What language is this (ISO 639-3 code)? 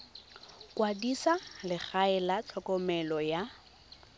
tsn